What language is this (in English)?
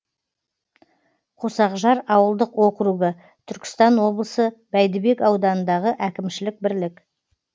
Kazakh